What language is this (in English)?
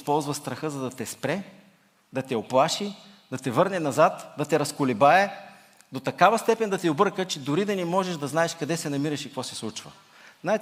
Bulgarian